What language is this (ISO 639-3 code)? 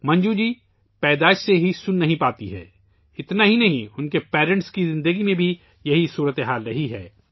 urd